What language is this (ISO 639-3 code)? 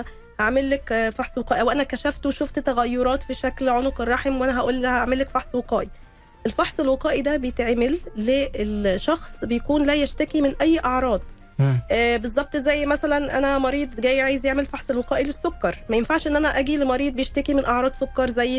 ara